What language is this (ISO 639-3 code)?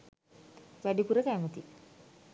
sin